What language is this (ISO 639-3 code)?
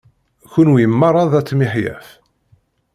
kab